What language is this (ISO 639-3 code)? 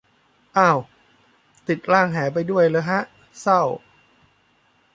tha